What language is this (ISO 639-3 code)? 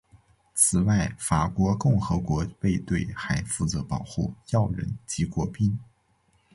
zho